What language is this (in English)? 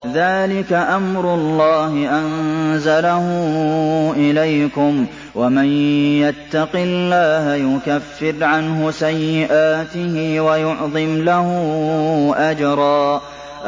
Arabic